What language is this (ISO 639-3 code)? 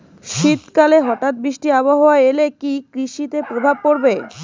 ben